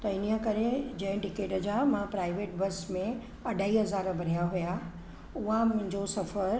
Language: Sindhi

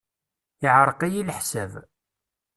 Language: Kabyle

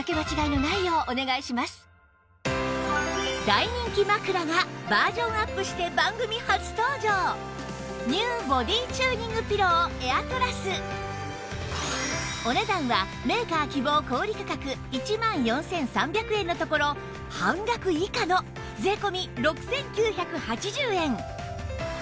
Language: Japanese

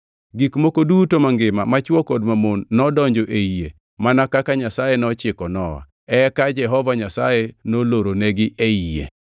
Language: Luo (Kenya and Tanzania)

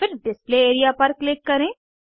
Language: Hindi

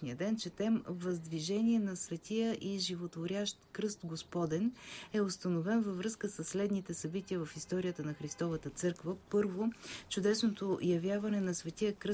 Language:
Bulgarian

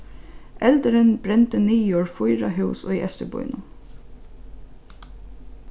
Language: Faroese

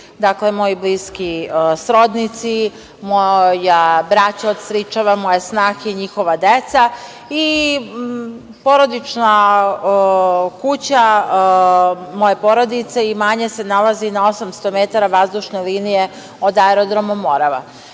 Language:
Serbian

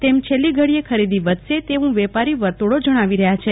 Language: Gujarati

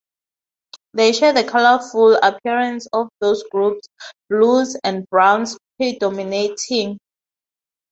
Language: English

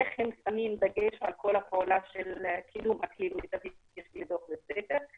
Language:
Hebrew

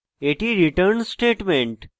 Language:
Bangla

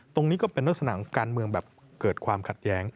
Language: Thai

